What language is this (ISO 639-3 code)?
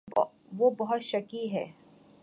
urd